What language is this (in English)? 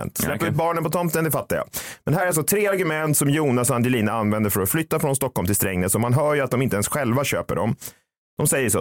Swedish